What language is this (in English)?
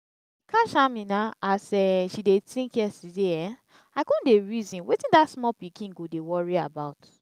Nigerian Pidgin